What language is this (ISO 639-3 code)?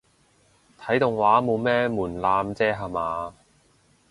yue